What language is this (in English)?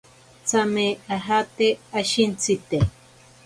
Ashéninka Perené